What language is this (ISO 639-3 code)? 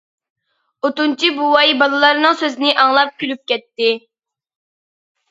uig